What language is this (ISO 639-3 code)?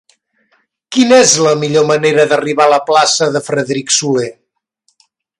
cat